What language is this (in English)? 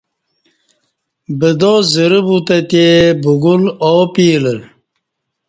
Kati